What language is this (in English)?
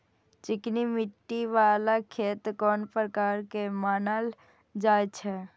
Maithili